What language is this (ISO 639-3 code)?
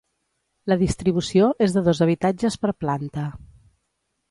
cat